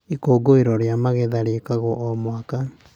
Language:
Kikuyu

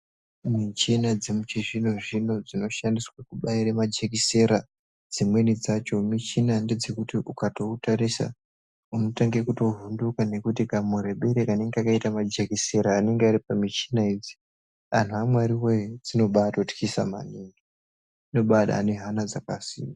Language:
Ndau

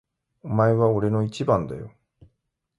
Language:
Japanese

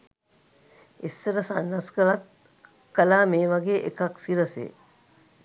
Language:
Sinhala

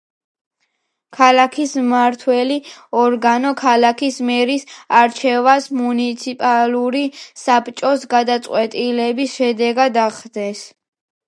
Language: Georgian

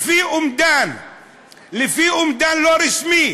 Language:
Hebrew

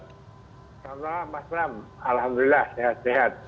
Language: Indonesian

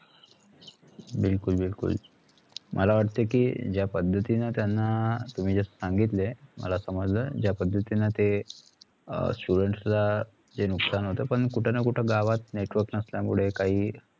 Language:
Marathi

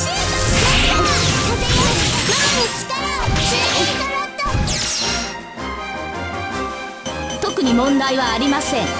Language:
Japanese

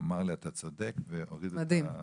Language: Hebrew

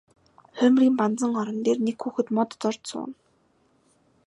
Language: Mongolian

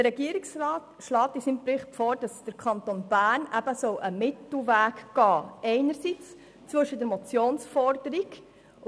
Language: Swiss German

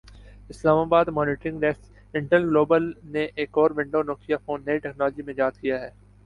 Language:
Urdu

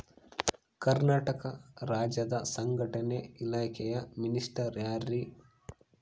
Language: Kannada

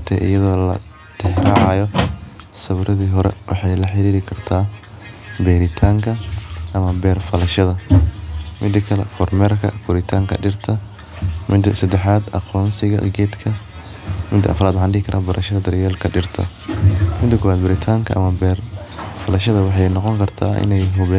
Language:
Somali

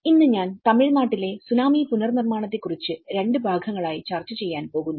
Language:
Malayalam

